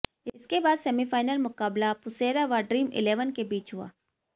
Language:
Hindi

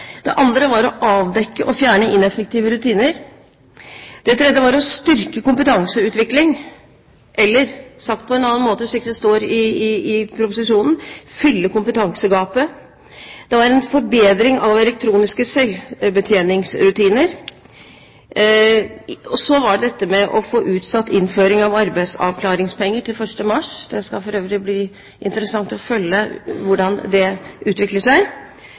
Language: Norwegian Bokmål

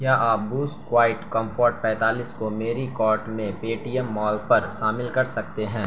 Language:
Urdu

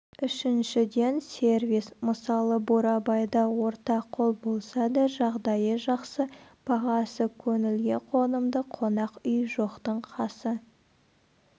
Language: Kazakh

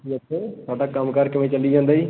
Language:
Punjabi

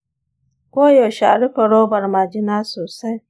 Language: Hausa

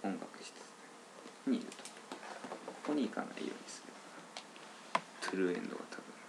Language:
Japanese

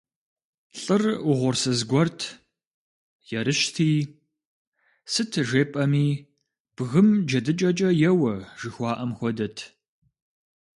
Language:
Kabardian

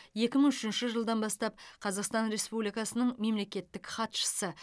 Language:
Kazakh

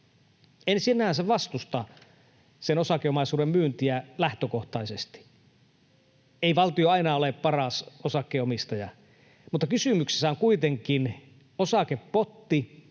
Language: Finnish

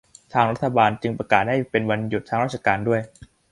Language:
Thai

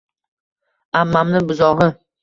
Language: Uzbek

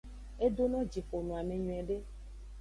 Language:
Aja (Benin)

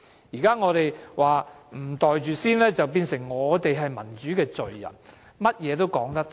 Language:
Cantonese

